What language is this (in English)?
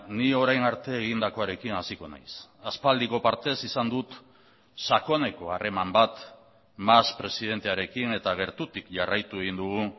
Basque